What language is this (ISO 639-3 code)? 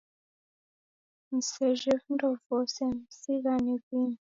dav